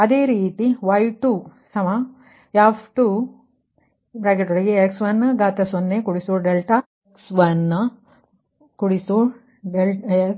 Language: Kannada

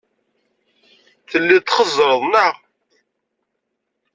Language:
Kabyle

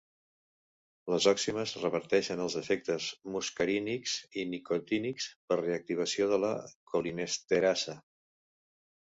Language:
Catalan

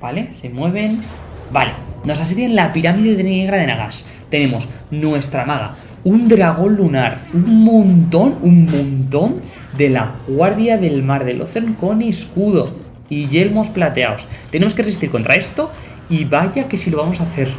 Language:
Spanish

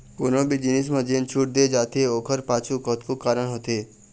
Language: Chhattisgarhi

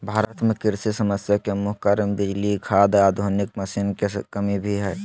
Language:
Magahi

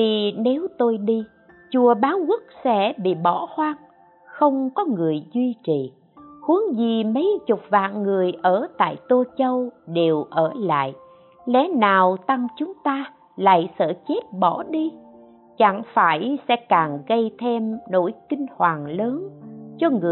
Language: Vietnamese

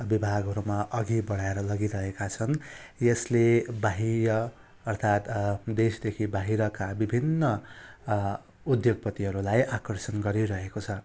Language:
Nepali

